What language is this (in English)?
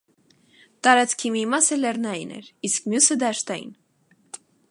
Armenian